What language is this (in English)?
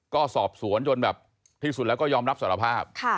Thai